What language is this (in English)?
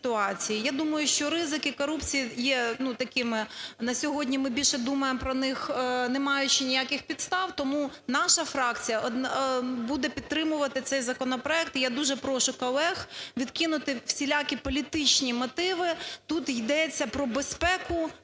Ukrainian